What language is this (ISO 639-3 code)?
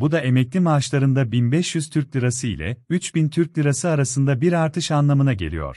tur